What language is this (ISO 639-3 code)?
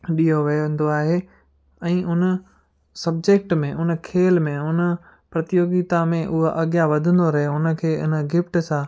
snd